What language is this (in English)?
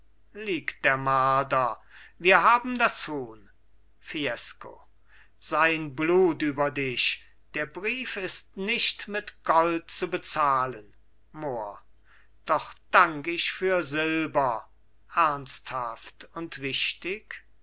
German